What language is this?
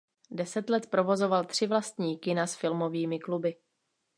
Czech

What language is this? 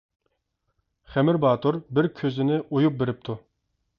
Uyghur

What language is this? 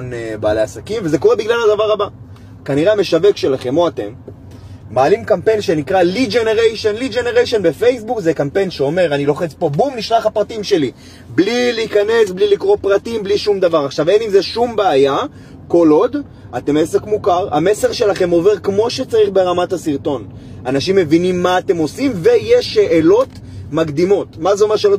Hebrew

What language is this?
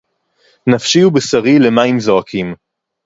Hebrew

